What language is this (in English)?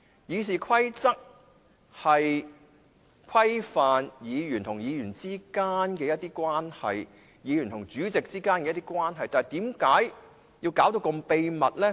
Cantonese